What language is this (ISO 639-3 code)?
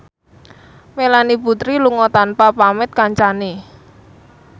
jav